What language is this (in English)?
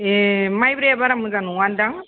Bodo